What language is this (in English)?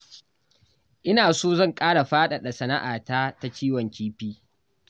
Hausa